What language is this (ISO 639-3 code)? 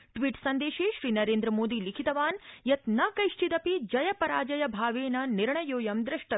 san